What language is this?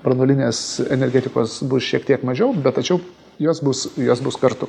Lithuanian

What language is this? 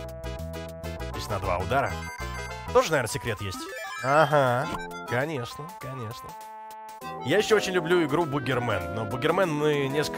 Russian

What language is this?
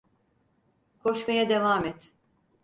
Turkish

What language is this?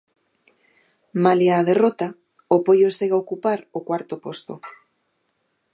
Galician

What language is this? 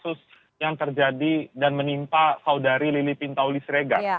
Indonesian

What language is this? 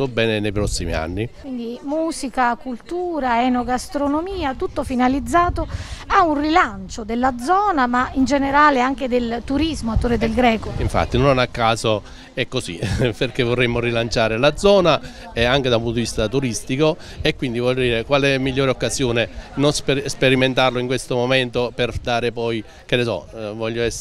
Italian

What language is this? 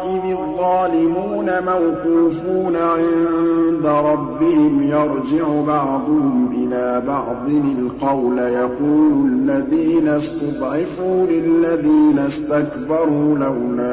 Arabic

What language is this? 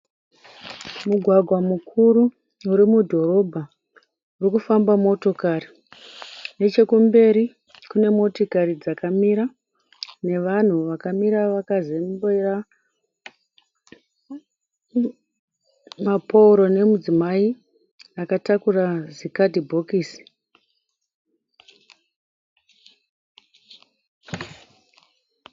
Shona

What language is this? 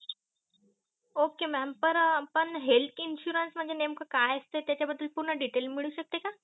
Marathi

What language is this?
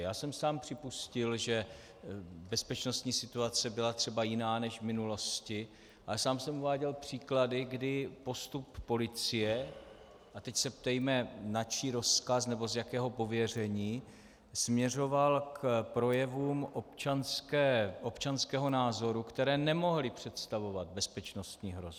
Czech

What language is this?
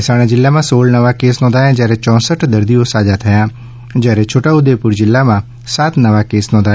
Gujarati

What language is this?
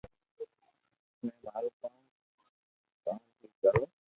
Loarki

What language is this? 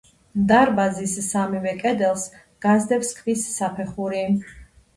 Georgian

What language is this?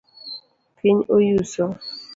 Luo (Kenya and Tanzania)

